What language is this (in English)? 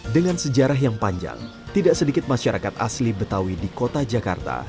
Indonesian